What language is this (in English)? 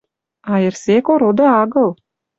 Western Mari